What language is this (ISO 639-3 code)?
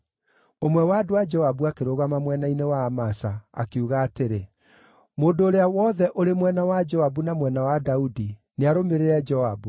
kik